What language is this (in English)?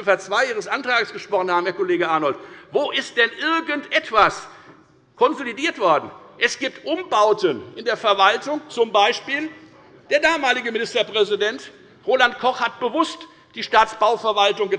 German